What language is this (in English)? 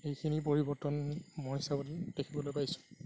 Assamese